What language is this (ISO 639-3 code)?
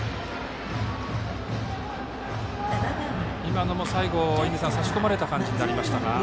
jpn